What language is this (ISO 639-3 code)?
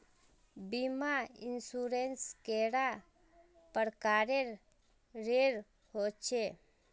mag